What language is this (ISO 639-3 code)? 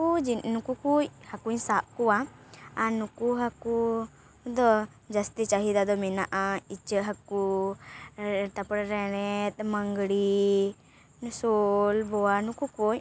sat